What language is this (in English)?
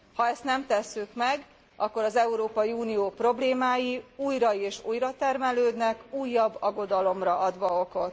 Hungarian